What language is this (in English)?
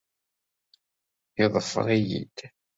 Kabyle